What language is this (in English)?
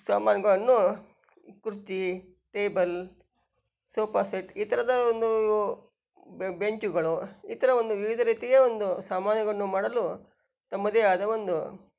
Kannada